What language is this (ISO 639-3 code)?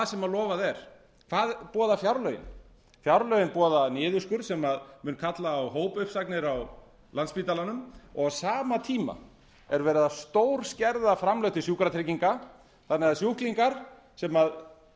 isl